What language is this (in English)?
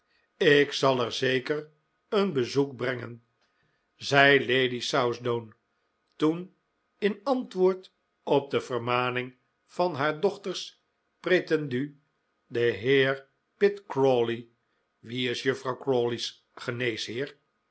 Dutch